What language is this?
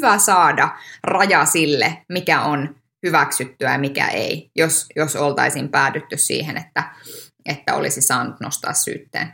Finnish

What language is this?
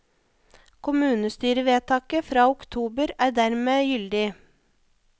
Norwegian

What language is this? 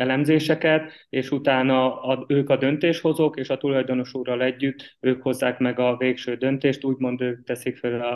Hungarian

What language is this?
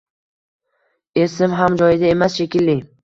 Uzbek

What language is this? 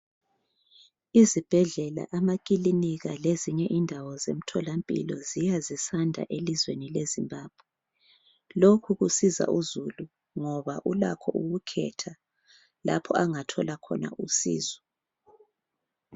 North Ndebele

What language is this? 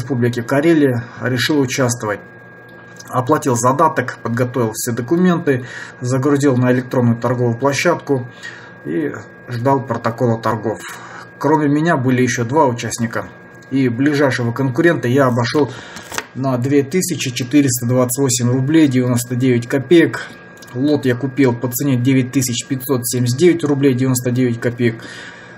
Russian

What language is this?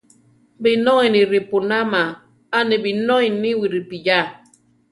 Central Tarahumara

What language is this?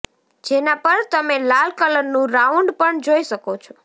Gujarati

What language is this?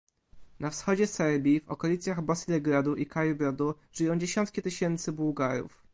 Polish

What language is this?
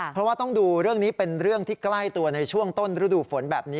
Thai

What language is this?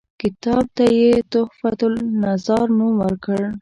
Pashto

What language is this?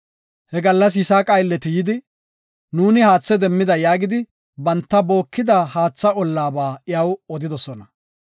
Gofa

